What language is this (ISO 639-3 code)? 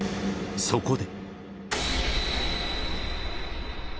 jpn